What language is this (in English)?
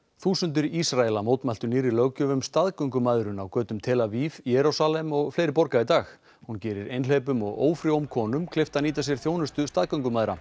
Icelandic